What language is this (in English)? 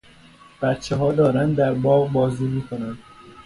Persian